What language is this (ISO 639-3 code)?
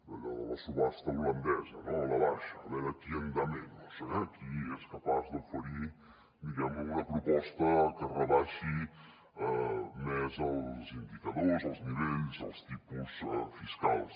cat